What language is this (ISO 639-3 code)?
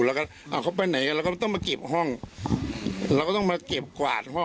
tha